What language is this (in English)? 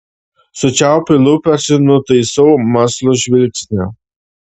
Lithuanian